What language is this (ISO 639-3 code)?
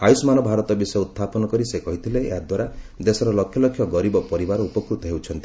ori